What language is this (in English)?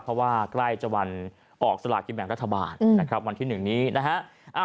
Thai